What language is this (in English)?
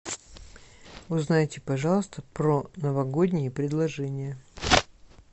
Russian